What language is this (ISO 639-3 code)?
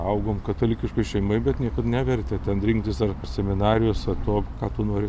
lit